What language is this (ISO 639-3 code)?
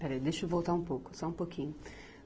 por